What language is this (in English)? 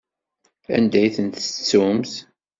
Kabyle